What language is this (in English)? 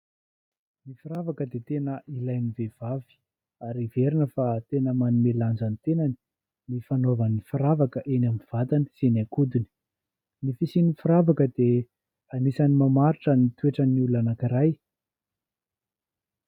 Malagasy